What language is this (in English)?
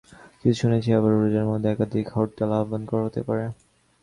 Bangla